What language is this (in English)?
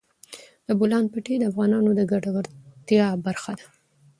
Pashto